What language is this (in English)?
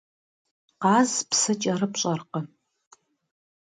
Kabardian